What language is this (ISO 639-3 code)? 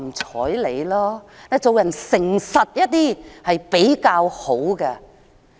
yue